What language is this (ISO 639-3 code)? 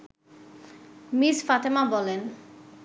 ben